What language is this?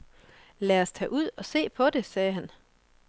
Danish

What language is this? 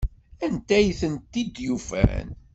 Kabyle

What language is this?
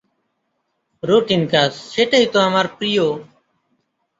Bangla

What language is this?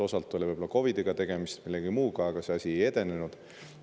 Estonian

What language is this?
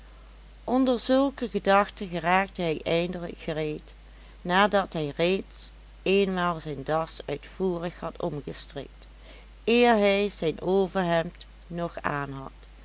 Dutch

